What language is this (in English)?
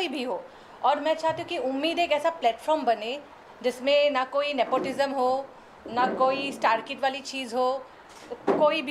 Hindi